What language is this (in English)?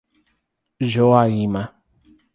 Portuguese